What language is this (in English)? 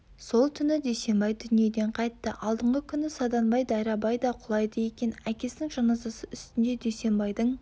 Kazakh